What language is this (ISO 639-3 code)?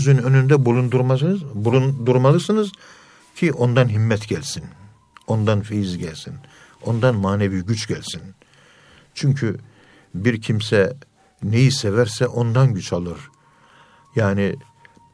tur